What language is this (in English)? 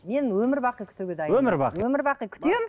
Kazakh